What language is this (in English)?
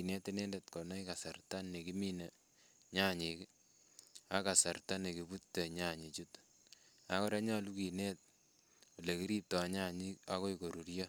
Kalenjin